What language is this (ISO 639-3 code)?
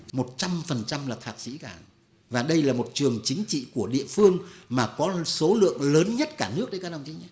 vie